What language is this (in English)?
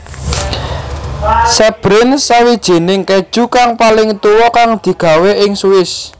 Javanese